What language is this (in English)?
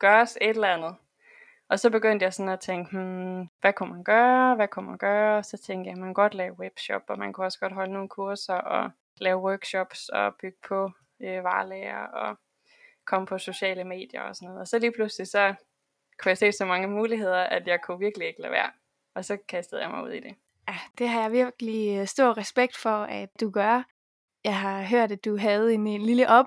Danish